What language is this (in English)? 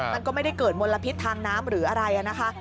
Thai